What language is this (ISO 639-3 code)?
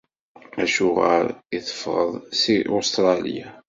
kab